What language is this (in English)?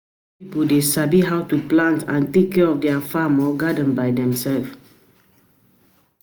Nigerian Pidgin